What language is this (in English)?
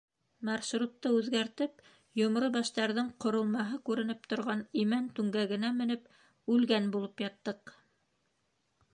Bashkir